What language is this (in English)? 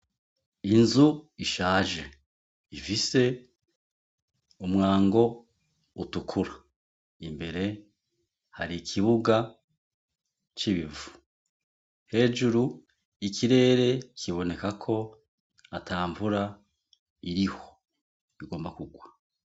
Rundi